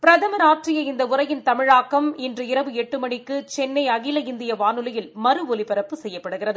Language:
Tamil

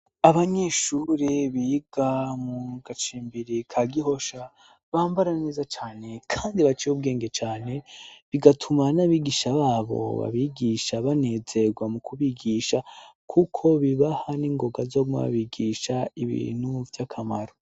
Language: Rundi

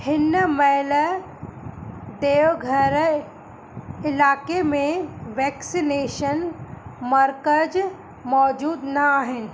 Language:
Sindhi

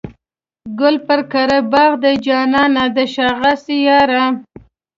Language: Pashto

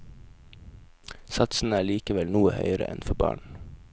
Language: Norwegian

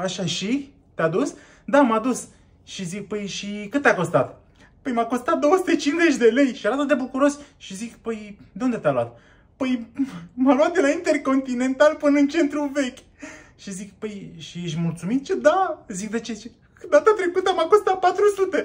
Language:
Romanian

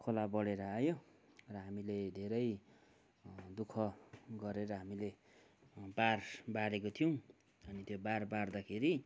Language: Nepali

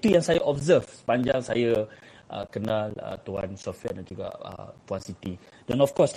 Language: Malay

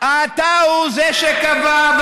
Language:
Hebrew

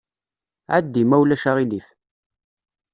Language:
Kabyle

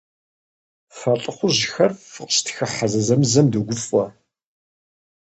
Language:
Kabardian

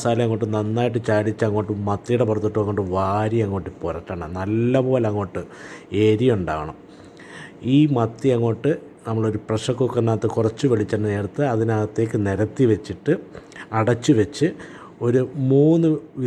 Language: Malayalam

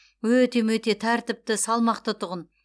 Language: Kazakh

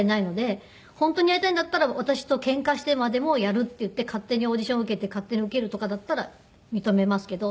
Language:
Japanese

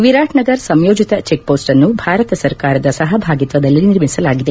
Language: Kannada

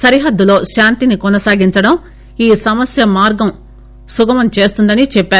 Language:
Telugu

